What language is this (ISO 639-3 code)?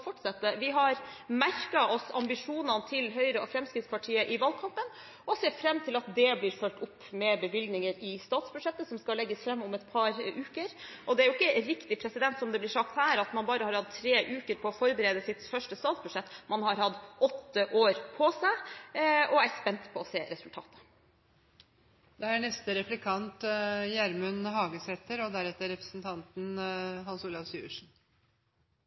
nor